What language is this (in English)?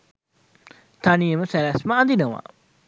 Sinhala